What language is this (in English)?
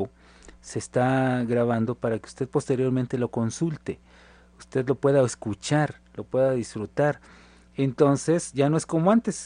Spanish